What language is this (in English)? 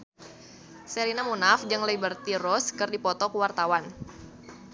Sundanese